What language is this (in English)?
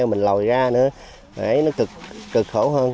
Vietnamese